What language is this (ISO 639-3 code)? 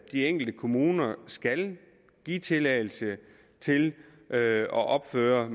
dan